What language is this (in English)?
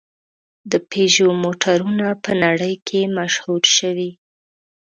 Pashto